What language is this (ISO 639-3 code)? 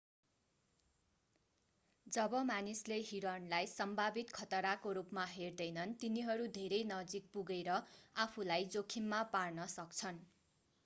nep